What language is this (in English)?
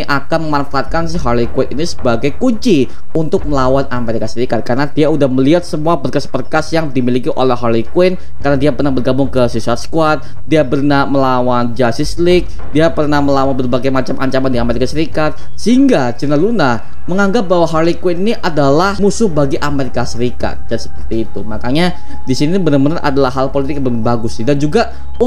Indonesian